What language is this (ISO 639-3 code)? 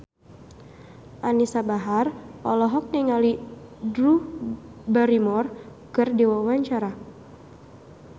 sun